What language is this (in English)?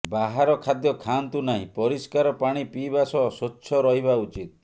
Odia